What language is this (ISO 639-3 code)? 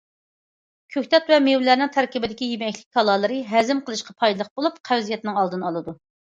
uig